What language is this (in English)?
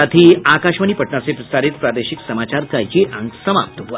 Hindi